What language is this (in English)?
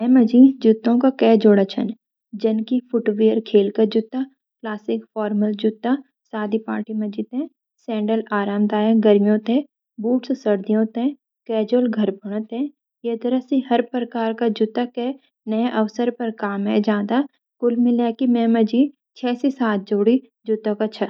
Garhwali